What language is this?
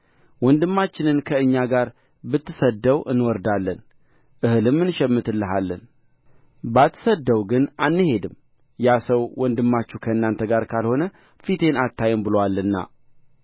Amharic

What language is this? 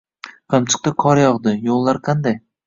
Uzbek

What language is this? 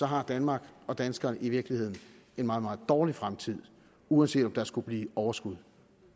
Danish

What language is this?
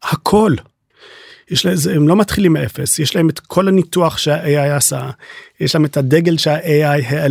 Hebrew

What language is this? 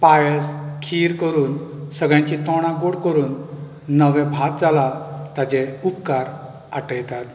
Konkani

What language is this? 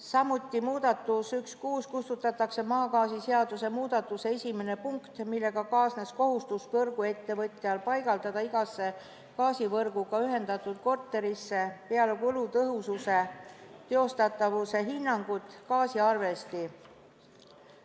Estonian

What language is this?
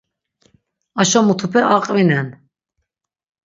Laz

